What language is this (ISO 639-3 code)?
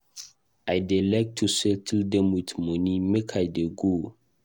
pcm